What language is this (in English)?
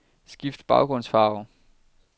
Danish